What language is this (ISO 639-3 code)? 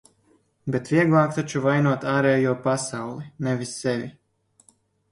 lav